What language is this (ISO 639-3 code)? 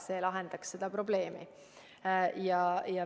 est